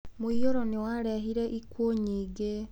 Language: Kikuyu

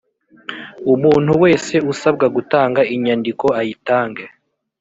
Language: Kinyarwanda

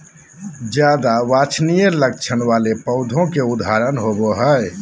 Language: Magahi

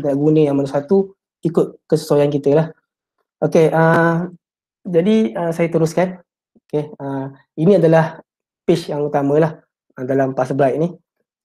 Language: Malay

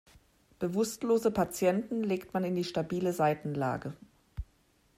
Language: German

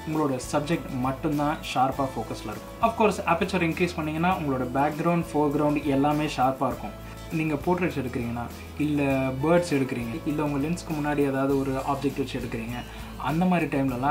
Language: Polish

